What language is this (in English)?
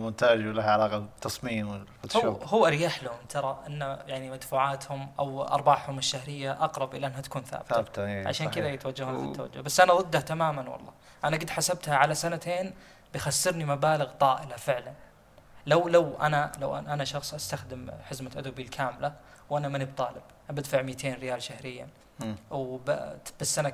Arabic